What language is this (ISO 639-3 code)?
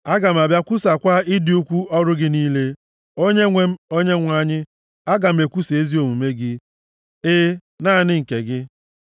ibo